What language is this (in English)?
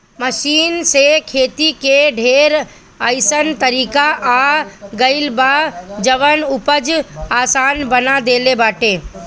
Bhojpuri